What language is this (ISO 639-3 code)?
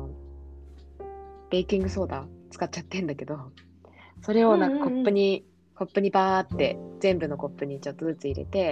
jpn